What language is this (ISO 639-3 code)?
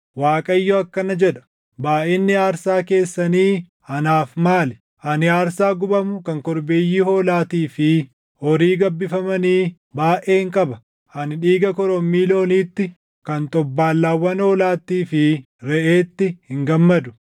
orm